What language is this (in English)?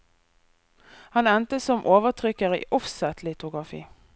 Norwegian